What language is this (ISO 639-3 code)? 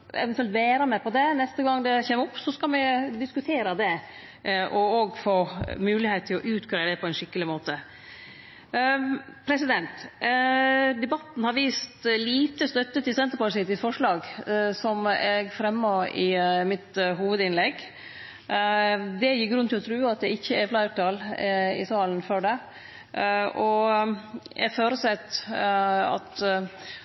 nno